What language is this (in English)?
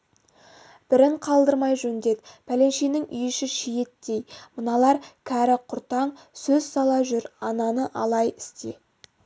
Kazakh